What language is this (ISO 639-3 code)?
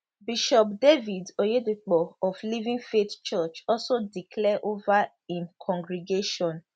pcm